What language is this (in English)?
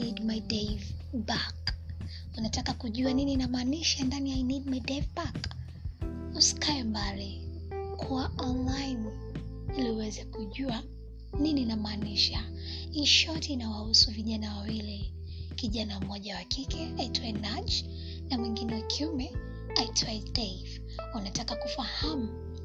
Swahili